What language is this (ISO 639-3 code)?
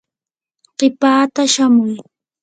qur